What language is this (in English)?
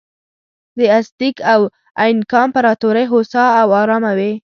Pashto